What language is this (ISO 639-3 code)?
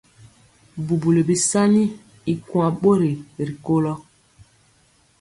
mcx